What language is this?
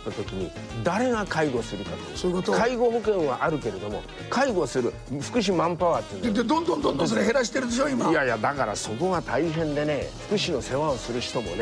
Japanese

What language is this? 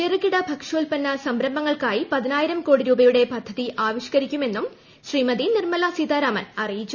Malayalam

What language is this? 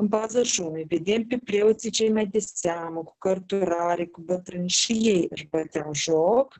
Romanian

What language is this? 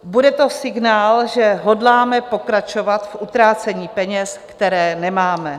Czech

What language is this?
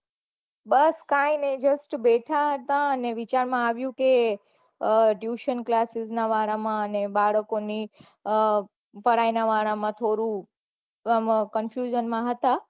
Gujarati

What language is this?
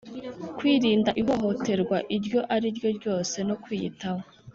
Kinyarwanda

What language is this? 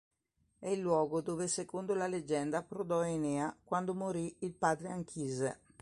Italian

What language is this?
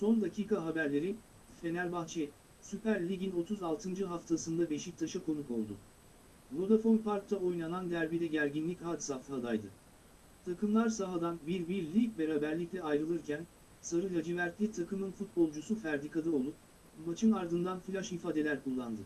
Turkish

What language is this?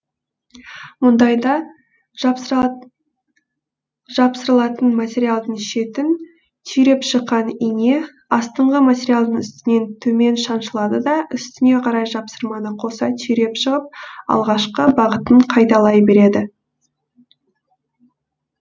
Kazakh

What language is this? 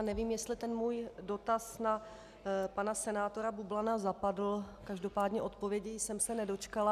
Czech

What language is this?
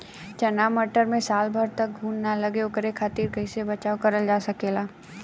Bhojpuri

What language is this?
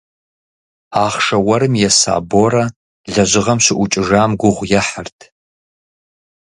Kabardian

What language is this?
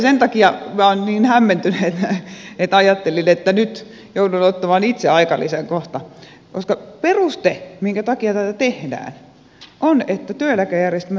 Finnish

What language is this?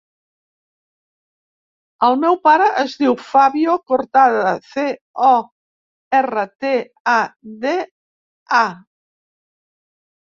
Catalan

